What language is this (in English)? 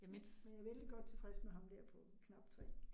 Danish